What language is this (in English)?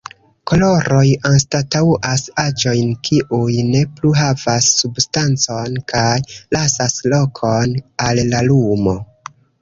Esperanto